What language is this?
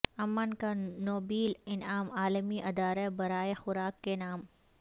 Urdu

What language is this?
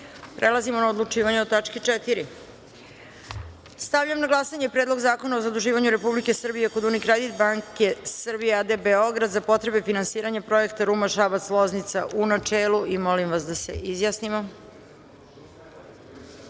Serbian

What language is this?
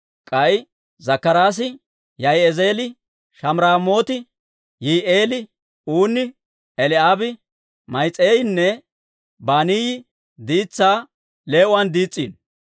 Dawro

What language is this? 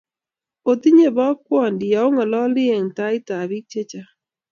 Kalenjin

